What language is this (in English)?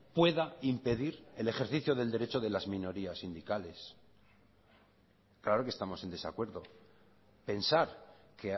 Spanish